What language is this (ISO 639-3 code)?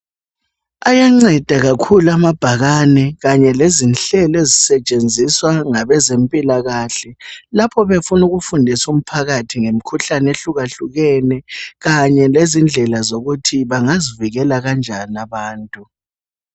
nde